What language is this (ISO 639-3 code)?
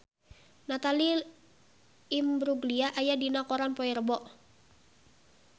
sun